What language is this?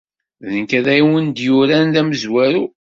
Kabyle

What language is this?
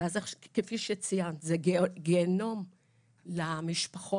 Hebrew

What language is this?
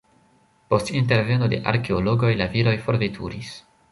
Esperanto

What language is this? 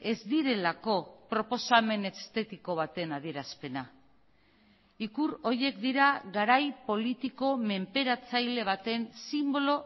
Basque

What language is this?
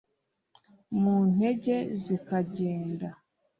Kinyarwanda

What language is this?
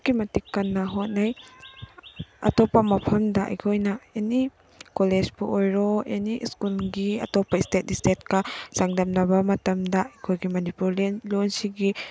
Manipuri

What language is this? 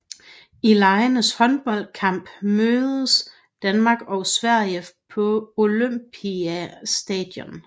Danish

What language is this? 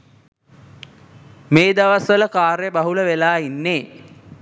Sinhala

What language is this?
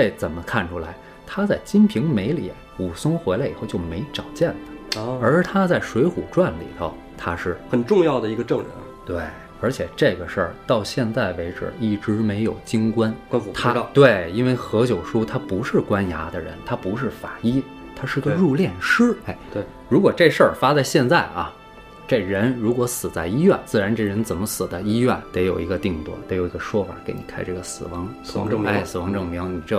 Chinese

